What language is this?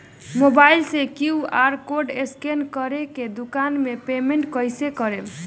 Bhojpuri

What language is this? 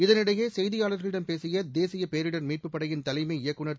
Tamil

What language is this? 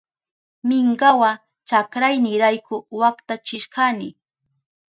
Southern Pastaza Quechua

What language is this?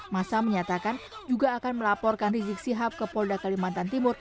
Indonesian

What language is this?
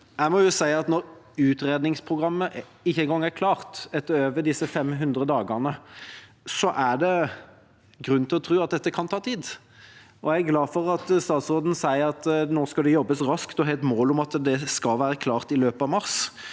Norwegian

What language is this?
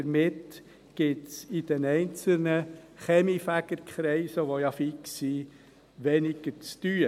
Swiss German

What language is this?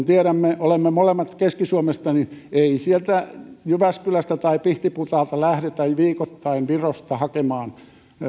Finnish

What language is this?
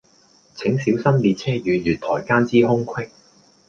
Cantonese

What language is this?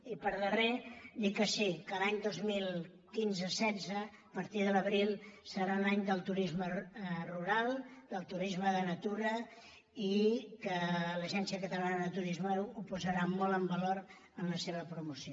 Catalan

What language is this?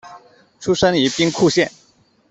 Chinese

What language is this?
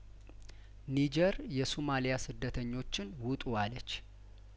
Amharic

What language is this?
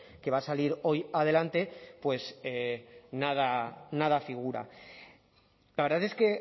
Spanish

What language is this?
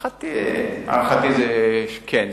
Hebrew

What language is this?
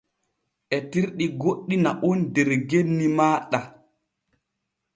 Borgu Fulfulde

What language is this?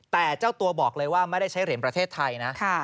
Thai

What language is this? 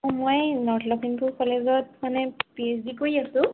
Assamese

